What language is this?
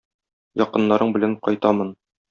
Tatar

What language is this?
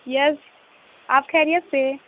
Urdu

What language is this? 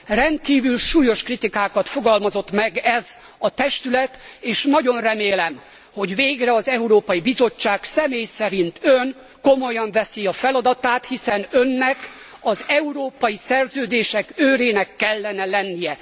Hungarian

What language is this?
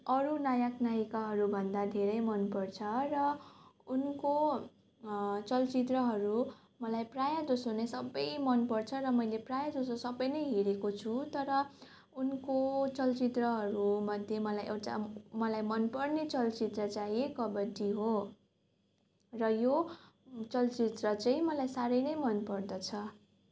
Nepali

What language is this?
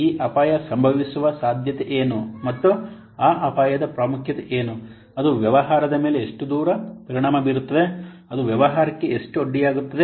Kannada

